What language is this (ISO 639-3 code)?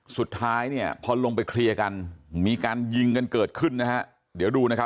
tha